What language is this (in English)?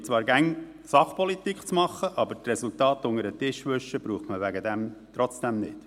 Swiss German